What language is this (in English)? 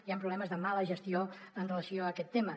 Catalan